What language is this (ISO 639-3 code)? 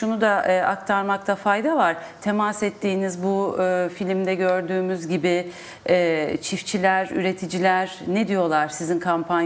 tur